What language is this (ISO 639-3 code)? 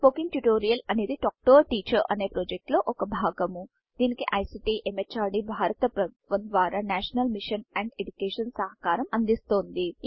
tel